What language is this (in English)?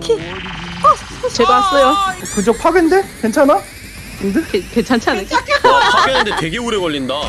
Korean